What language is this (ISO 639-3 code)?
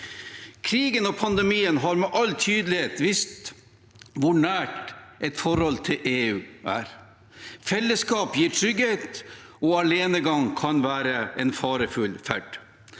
nor